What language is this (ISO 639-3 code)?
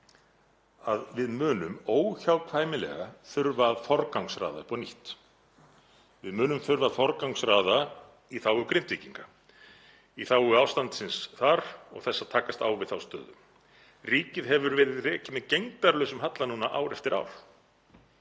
isl